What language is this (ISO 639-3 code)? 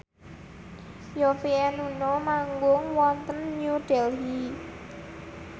jav